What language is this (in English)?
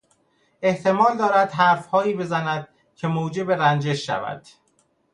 Persian